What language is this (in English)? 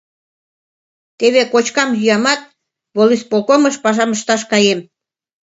Mari